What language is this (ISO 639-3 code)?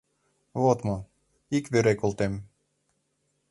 chm